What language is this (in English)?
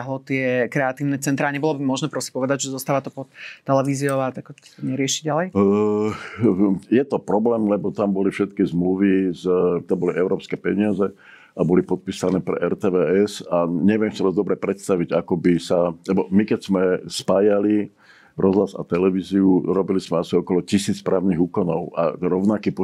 Czech